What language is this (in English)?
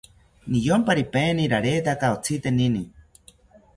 South Ucayali Ashéninka